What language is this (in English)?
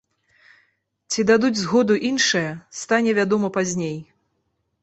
Belarusian